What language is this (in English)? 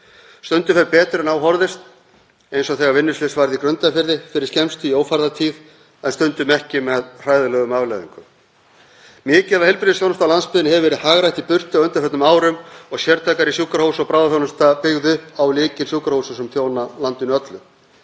Icelandic